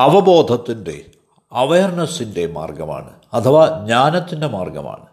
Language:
Malayalam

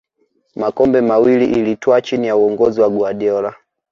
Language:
Swahili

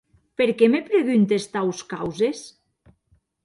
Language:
Occitan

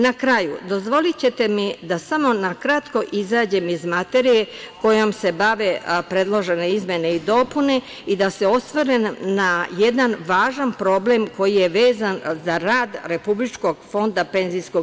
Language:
Serbian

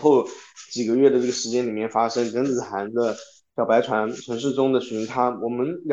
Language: Chinese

